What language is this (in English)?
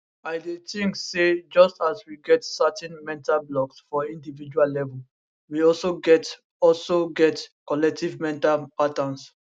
Nigerian Pidgin